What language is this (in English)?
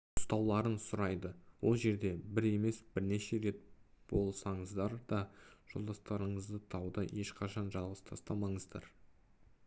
Kazakh